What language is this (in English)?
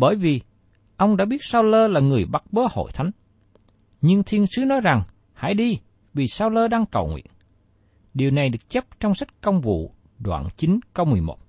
Vietnamese